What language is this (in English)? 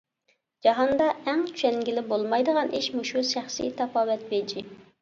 Uyghur